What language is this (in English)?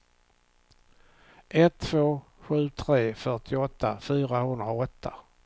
Swedish